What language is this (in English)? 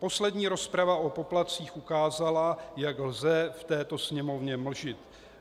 Czech